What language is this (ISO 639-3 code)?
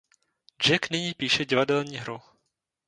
ces